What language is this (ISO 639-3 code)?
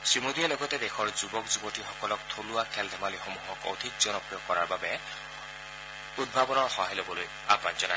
asm